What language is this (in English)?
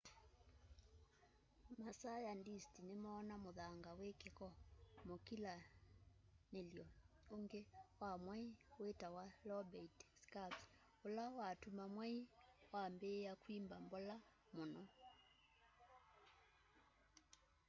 Kamba